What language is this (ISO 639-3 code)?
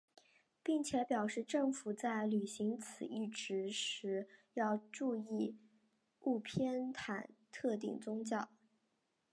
zho